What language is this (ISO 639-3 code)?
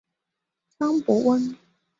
zho